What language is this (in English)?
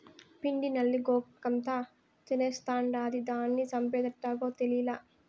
Telugu